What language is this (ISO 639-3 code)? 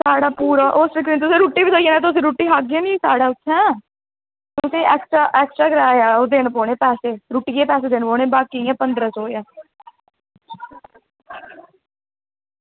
doi